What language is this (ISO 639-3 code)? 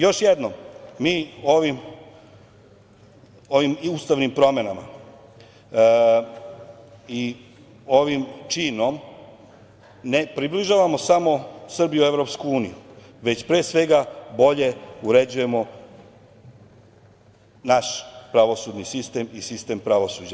srp